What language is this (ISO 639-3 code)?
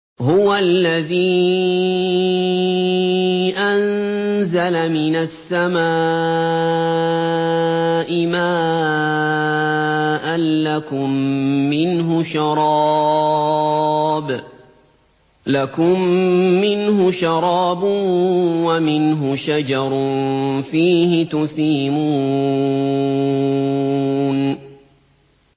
ara